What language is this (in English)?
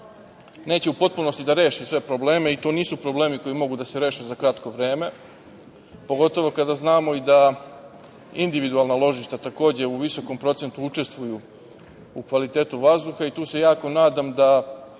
Serbian